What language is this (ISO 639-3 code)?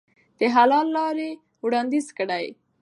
pus